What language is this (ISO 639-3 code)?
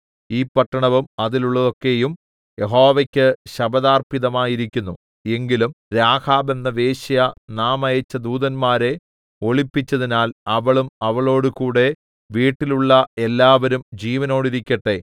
mal